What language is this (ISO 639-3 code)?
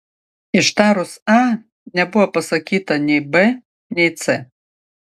lit